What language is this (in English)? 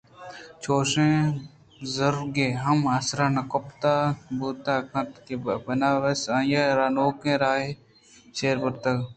Eastern Balochi